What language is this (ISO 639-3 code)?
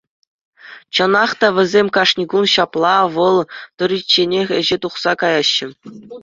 chv